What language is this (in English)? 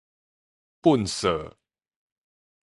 Min Nan Chinese